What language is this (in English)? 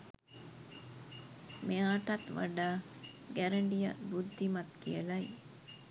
Sinhala